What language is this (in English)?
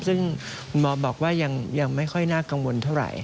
Thai